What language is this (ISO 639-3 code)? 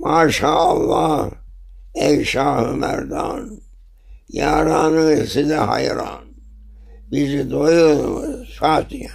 tur